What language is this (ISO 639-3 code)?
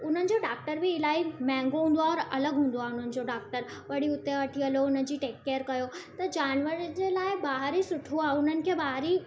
snd